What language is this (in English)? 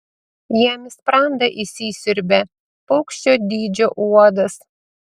Lithuanian